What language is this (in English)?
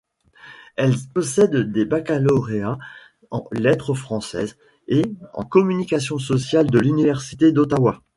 French